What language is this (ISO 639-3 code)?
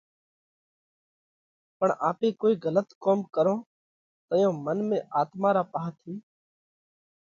kvx